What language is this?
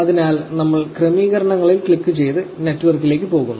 Malayalam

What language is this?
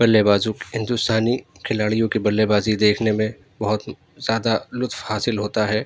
Urdu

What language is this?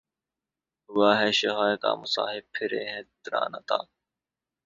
Urdu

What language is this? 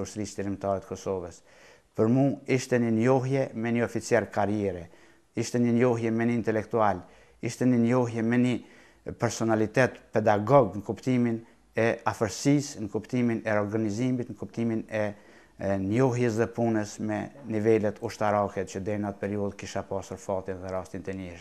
Romanian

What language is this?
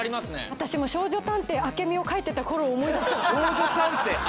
Japanese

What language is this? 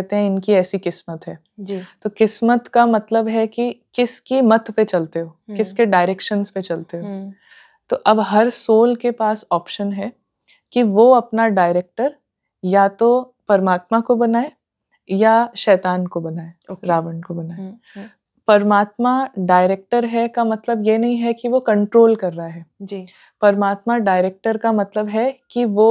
Hindi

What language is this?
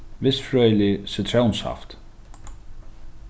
Faroese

